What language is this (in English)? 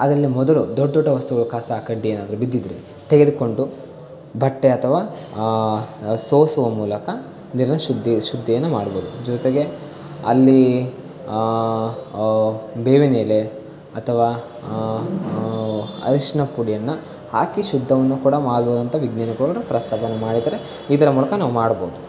Kannada